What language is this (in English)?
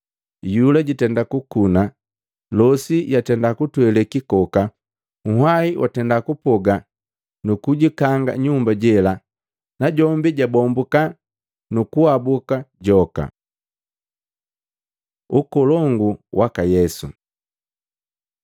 Matengo